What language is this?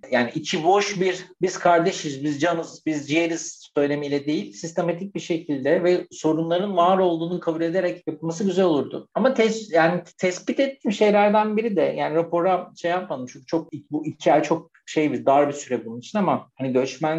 Turkish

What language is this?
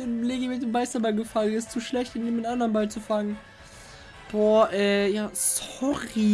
German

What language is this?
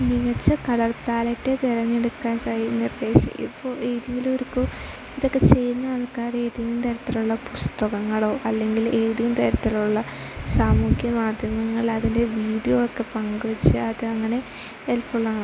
Malayalam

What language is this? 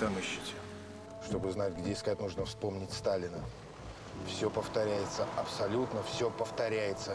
Russian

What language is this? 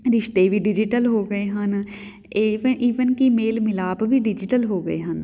Punjabi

